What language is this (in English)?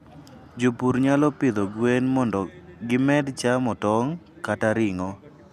Luo (Kenya and Tanzania)